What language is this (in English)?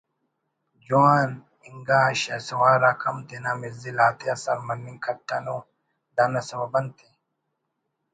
Brahui